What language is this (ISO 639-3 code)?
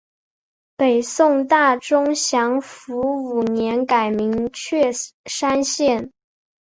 zho